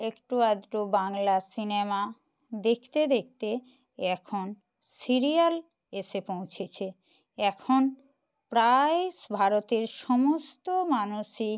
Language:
Bangla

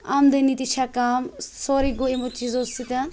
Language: Kashmiri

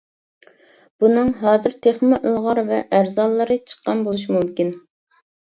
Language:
Uyghur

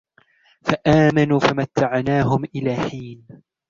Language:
Arabic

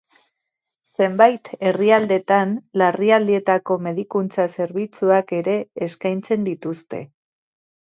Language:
Basque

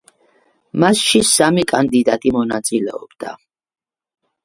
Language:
Georgian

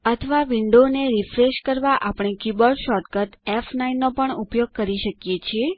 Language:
Gujarati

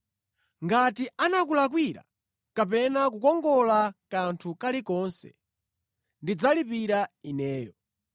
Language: Nyanja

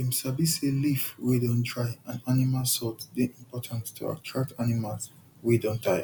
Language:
Nigerian Pidgin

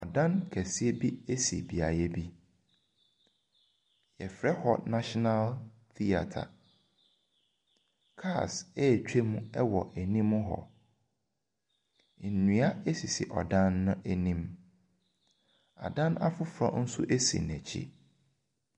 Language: Akan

